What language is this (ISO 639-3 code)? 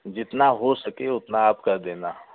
hin